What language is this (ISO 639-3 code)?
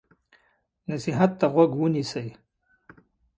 pus